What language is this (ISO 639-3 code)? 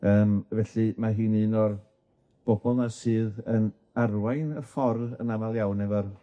cym